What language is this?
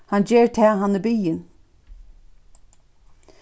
Faroese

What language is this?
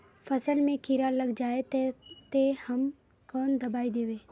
Magahi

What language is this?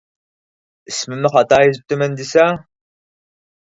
Uyghur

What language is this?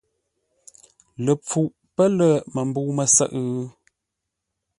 Ngombale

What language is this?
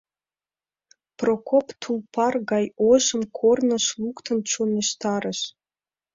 Mari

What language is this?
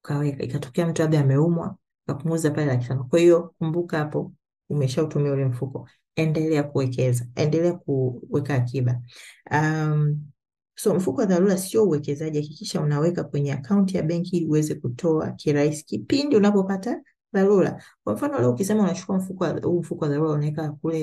Swahili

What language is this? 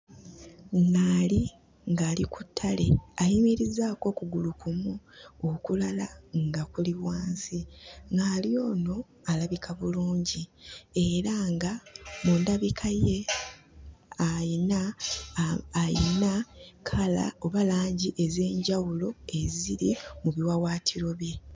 Ganda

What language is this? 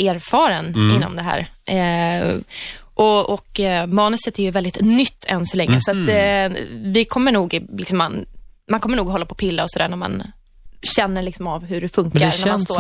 Swedish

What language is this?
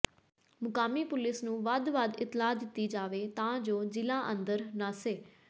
Punjabi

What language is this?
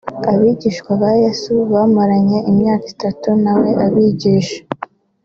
Kinyarwanda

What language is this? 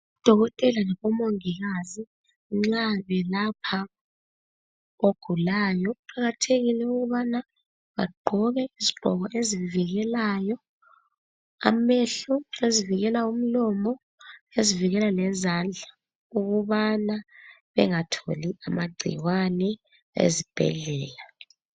North Ndebele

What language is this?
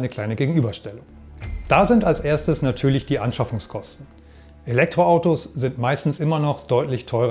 German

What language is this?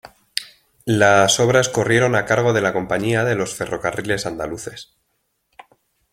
Spanish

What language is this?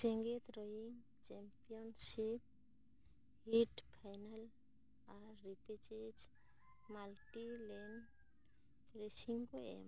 Santali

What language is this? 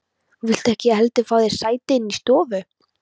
Icelandic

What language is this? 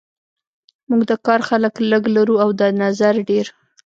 Pashto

